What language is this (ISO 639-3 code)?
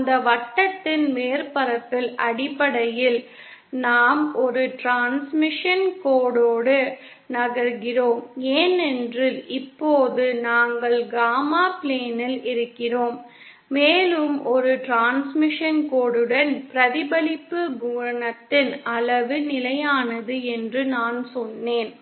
tam